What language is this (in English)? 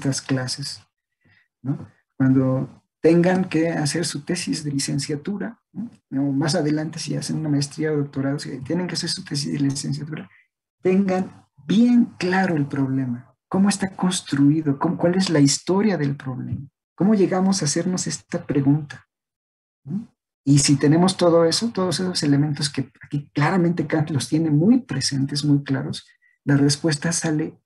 Spanish